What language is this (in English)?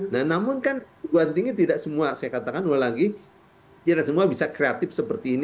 Indonesian